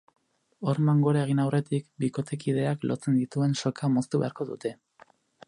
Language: Basque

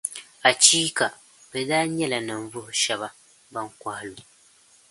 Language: Dagbani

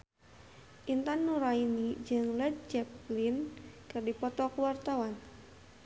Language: Sundanese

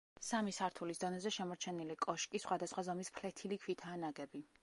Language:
Georgian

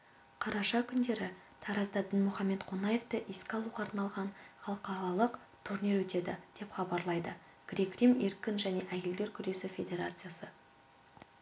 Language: Kazakh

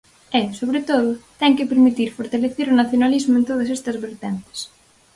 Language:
Galician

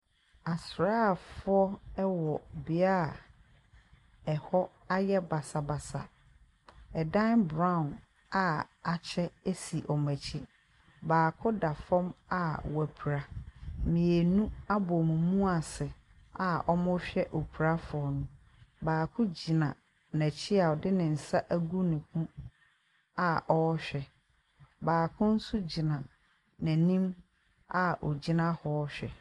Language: Akan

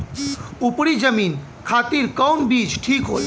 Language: Bhojpuri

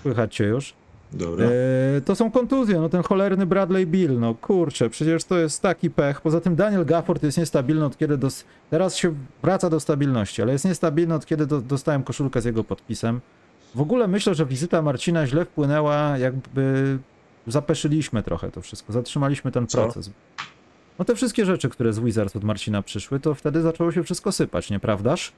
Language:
Polish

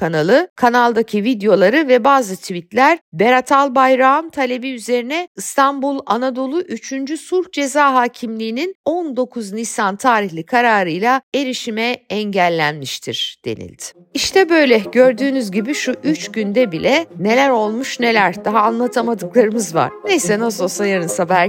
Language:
Turkish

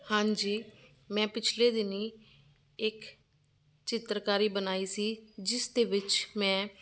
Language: Punjabi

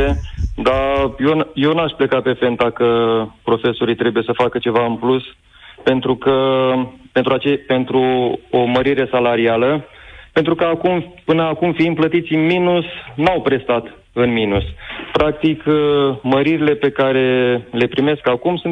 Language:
Romanian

